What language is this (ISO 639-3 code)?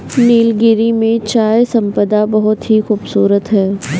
hin